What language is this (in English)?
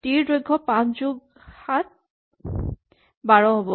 Assamese